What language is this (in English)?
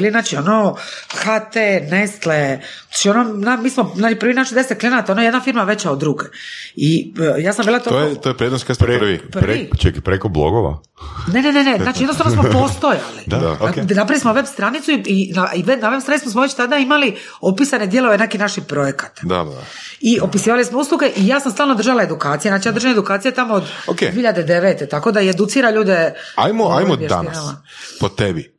Croatian